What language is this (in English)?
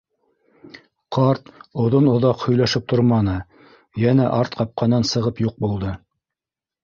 Bashkir